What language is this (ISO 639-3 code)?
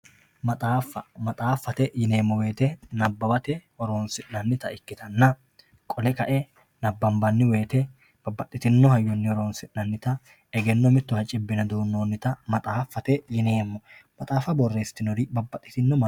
sid